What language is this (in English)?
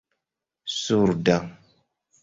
Esperanto